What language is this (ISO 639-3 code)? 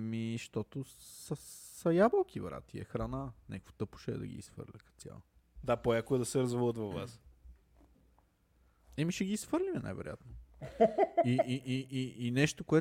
bul